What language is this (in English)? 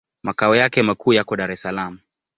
Swahili